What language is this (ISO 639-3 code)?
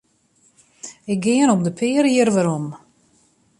fry